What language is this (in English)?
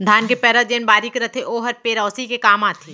Chhattisgarhi